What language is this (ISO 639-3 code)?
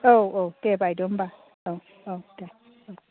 brx